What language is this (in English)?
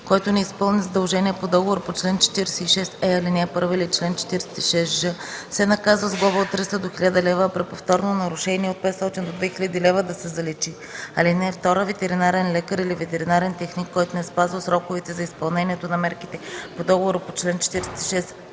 Bulgarian